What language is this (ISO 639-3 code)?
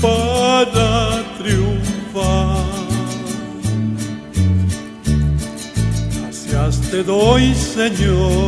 spa